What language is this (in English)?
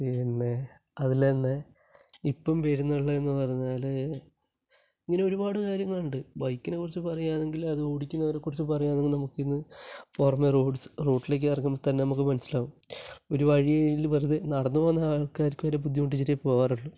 Malayalam